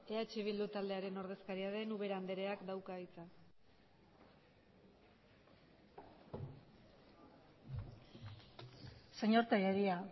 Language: Basque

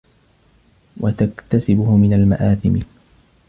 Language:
Arabic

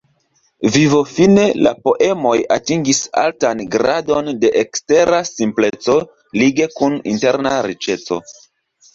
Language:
Esperanto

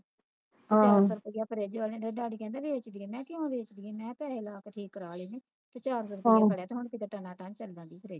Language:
Punjabi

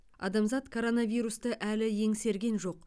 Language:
Kazakh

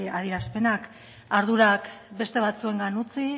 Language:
Basque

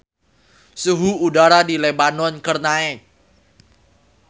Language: Sundanese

